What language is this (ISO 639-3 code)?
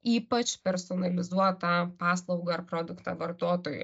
lit